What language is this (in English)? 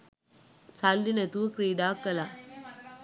Sinhala